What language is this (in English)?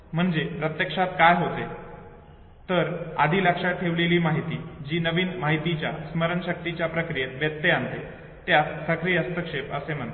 Marathi